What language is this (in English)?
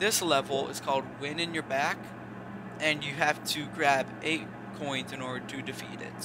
English